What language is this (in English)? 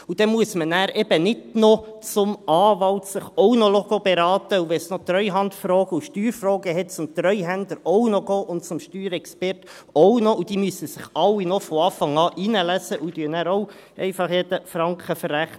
Swiss German